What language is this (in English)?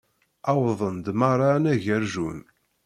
Kabyle